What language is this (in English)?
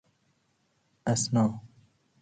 Persian